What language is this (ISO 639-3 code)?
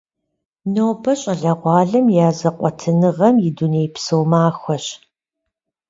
kbd